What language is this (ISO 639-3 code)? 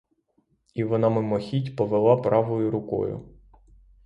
ukr